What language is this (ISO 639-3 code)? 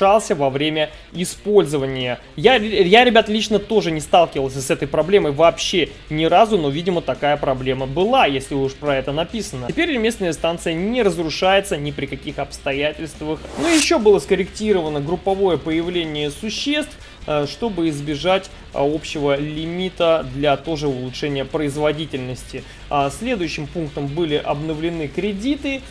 rus